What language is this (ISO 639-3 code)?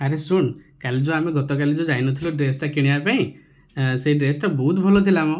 ori